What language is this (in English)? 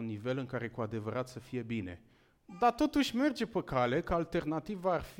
Romanian